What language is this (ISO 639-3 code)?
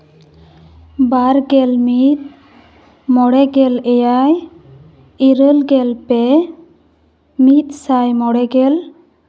sat